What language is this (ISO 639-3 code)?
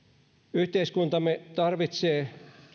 fin